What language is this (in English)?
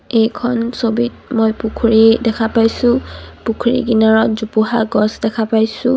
Assamese